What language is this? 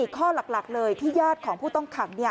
Thai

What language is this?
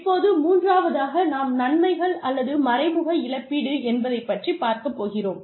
Tamil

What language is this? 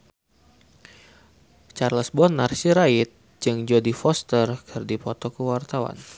Sundanese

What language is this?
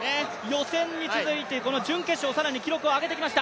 Japanese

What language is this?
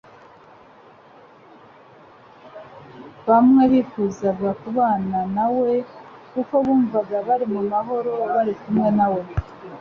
Kinyarwanda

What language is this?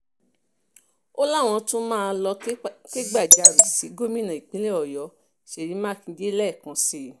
Yoruba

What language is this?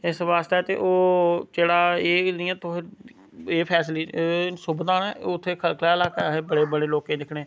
Dogri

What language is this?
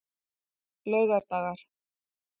Icelandic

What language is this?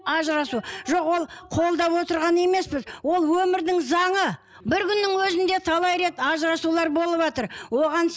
Kazakh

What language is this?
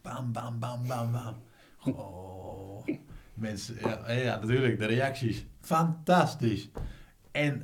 Dutch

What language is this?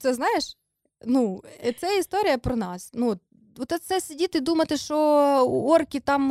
Ukrainian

